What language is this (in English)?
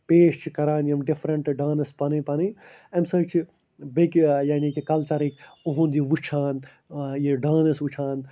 Kashmiri